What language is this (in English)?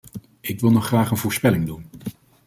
Dutch